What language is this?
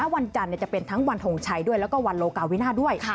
Thai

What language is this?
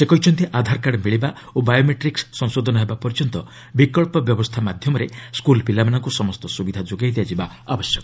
Odia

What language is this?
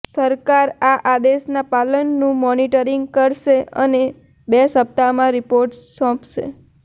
Gujarati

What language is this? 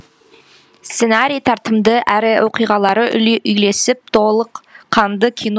Kazakh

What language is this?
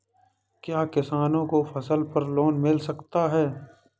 Hindi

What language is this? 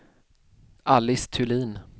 Swedish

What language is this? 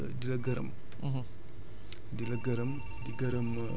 Wolof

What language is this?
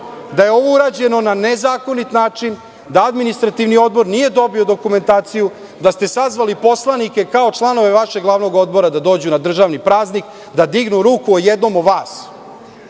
Serbian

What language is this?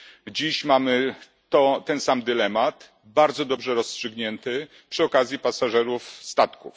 Polish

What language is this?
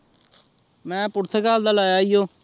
Punjabi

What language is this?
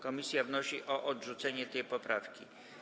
Polish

